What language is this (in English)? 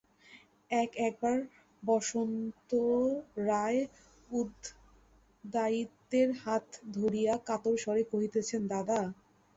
Bangla